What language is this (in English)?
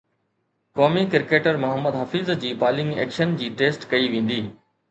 Sindhi